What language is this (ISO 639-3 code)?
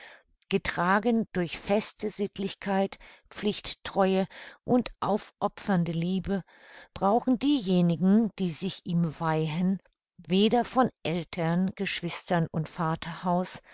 deu